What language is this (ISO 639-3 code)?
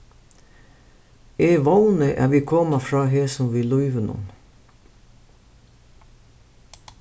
fao